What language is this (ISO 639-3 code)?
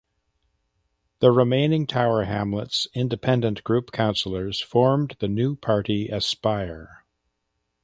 eng